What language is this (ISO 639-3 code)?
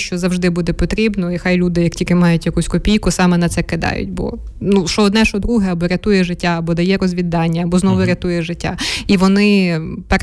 ukr